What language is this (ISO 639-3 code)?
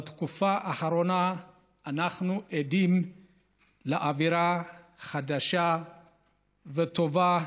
heb